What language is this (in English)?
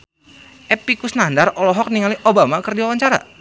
Sundanese